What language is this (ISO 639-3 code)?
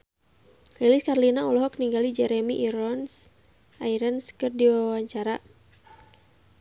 sun